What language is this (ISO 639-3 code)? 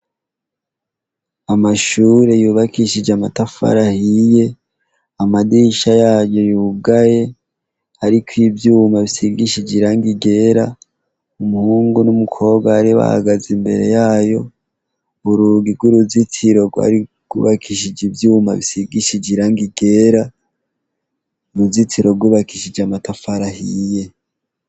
run